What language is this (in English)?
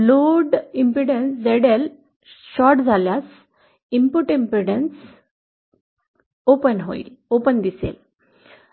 Marathi